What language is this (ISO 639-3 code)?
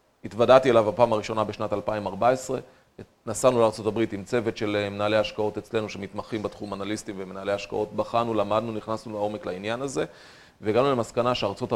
heb